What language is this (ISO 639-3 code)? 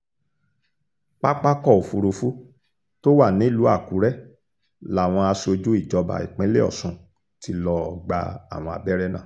yor